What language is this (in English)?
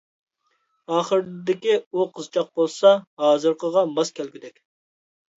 Uyghur